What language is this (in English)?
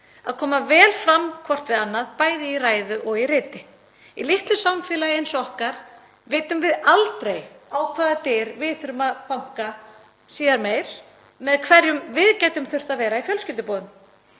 Icelandic